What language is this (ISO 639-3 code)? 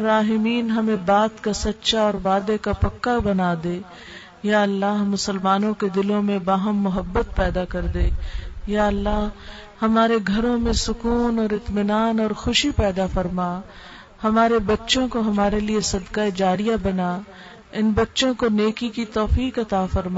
urd